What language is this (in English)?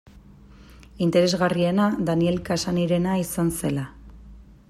Basque